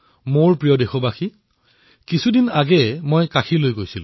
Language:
Assamese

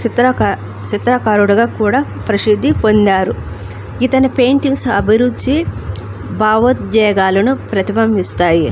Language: Telugu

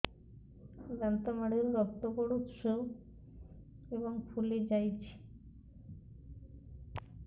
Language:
Odia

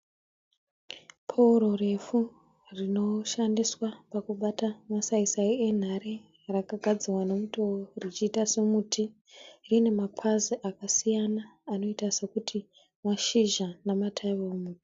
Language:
Shona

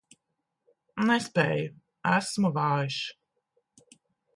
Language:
Latvian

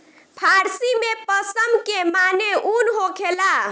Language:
Bhojpuri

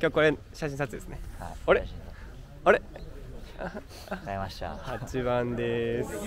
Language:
Japanese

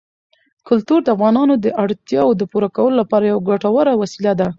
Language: Pashto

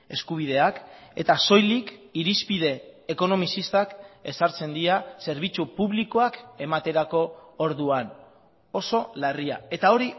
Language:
Basque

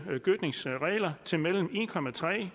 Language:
Danish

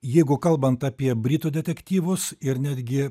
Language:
Lithuanian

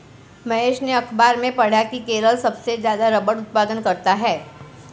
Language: Hindi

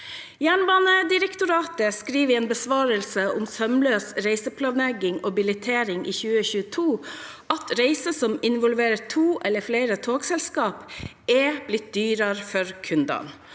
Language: Norwegian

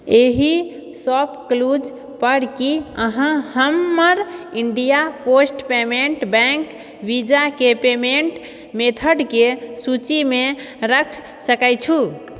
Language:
Maithili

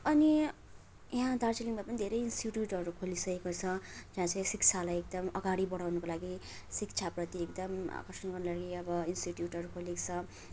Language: Nepali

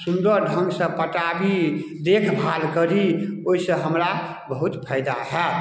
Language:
Maithili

